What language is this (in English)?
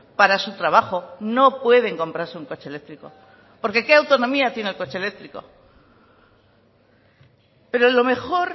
Spanish